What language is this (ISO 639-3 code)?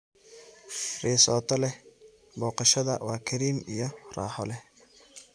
som